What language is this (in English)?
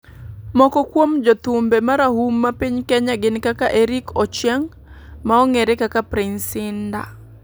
Luo (Kenya and Tanzania)